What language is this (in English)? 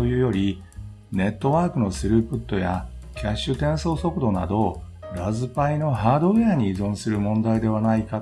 Japanese